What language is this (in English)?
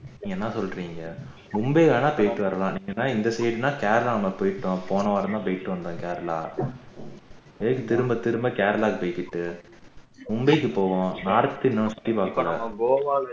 Tamil